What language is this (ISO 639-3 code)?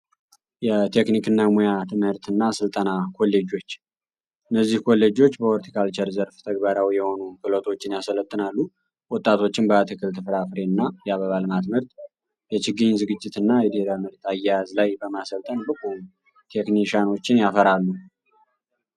amh